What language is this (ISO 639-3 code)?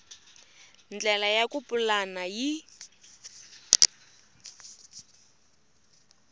tso